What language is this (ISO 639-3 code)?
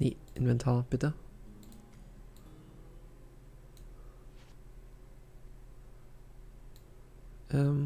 deu